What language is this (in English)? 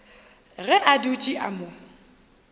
Northern Sotho